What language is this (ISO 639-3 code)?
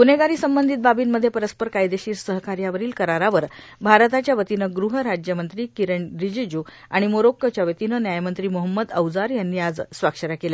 mar